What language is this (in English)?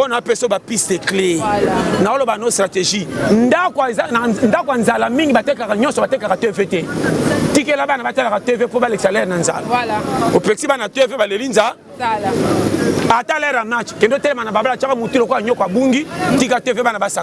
French